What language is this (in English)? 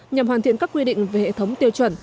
Vietnamese